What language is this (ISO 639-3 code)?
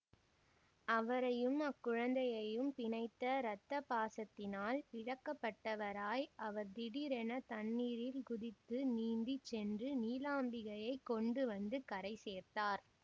tam